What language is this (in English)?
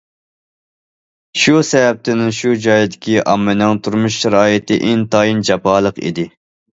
Uyghur